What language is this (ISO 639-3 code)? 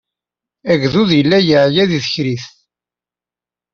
kab